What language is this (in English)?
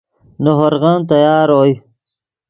Yidgha